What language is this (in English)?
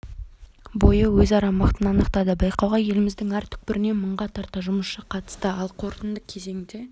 Kazakh